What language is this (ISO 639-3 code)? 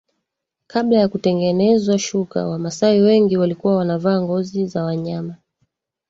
swa